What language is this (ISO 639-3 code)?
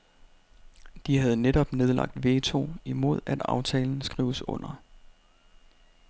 dan